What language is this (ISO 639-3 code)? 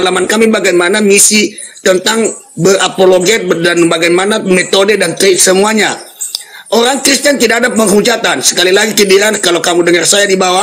ind